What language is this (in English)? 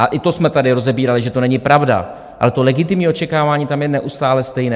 Czech